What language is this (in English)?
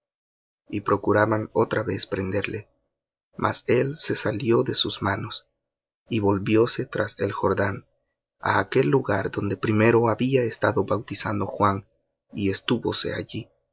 Spanish